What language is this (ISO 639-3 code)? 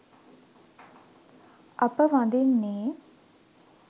sin